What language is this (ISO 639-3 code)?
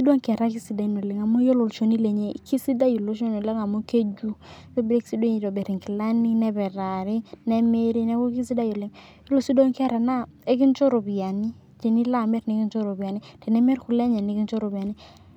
mas